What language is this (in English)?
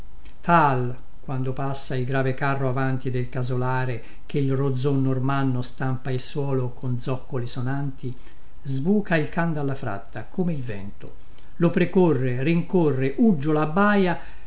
Italian